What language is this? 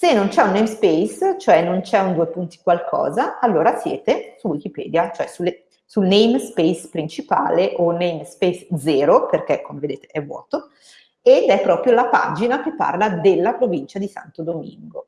Italian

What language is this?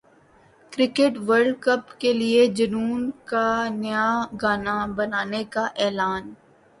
Urdu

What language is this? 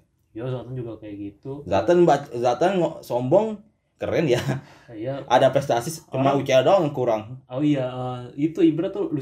Indonesian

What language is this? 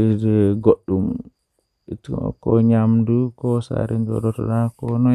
Western Niger Fulfulde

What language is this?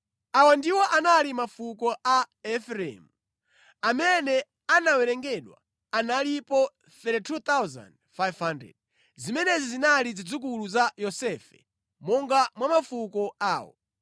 Nyanja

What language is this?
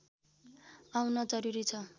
Nepali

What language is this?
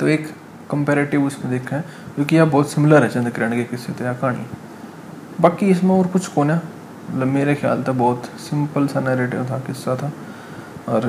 Hindi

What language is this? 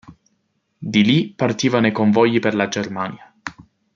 Italian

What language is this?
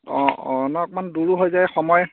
Assamese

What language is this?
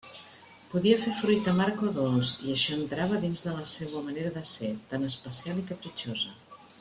Catalan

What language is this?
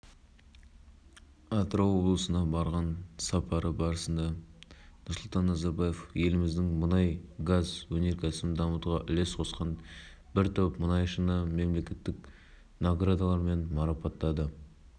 Kazakh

